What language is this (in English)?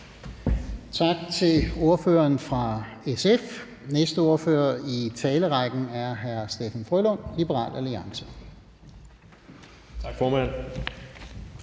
Danish